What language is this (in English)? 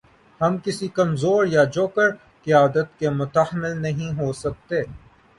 Urdu